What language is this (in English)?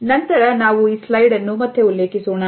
Kannada